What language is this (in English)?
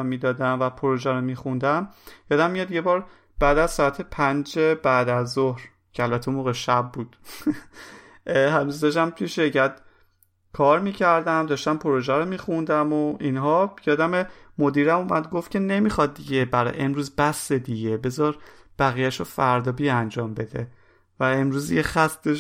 Persian